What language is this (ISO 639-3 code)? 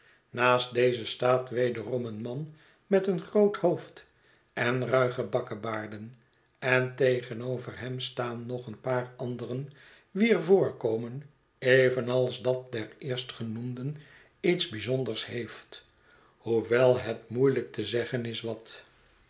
nld